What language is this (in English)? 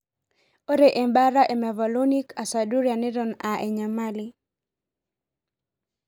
Masai